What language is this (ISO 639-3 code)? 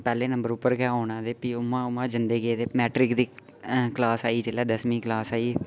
doi